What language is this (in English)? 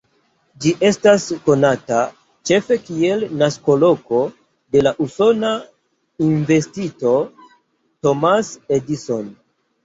Esperanto